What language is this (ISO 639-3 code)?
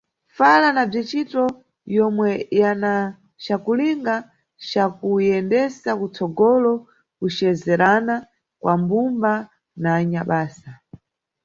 nyu